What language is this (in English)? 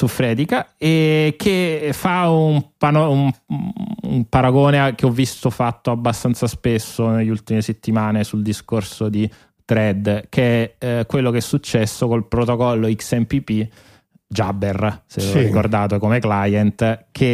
Italian